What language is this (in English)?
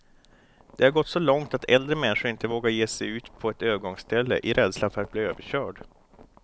Swedish